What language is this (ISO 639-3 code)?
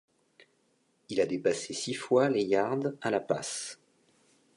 fra